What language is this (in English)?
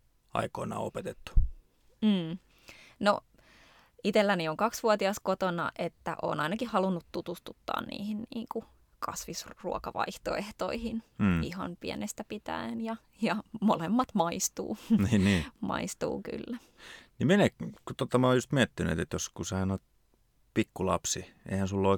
Finnish